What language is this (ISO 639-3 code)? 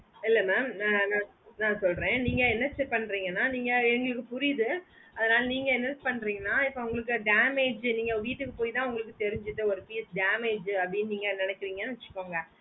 tam